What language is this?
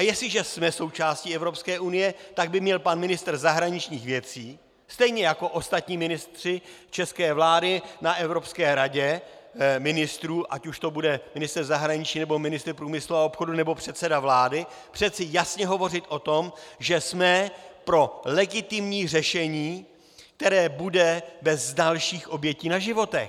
Czech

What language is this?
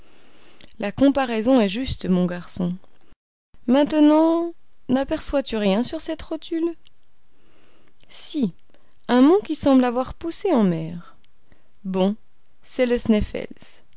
French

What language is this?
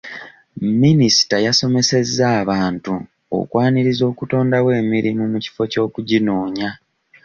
Ganda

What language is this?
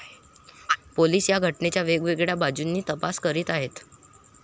Marathi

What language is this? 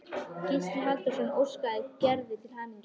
Icelandic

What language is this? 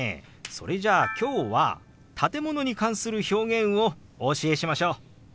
Japanese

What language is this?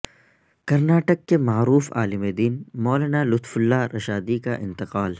Urdu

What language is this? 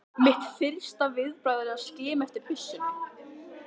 Icelandic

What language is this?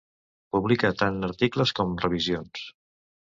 Catalan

